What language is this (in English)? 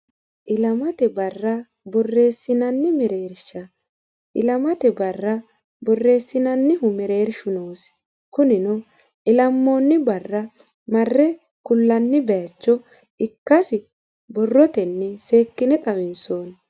Sidamo